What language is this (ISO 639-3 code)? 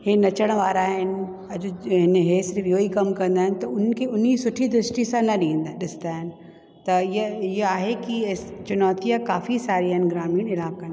snd